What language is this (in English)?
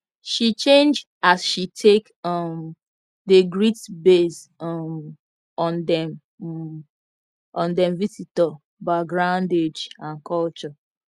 Nigerian Pidgin